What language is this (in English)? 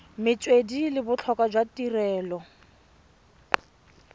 Tswana